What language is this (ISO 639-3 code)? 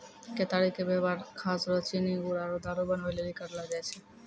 mai